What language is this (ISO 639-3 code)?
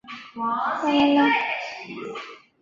zho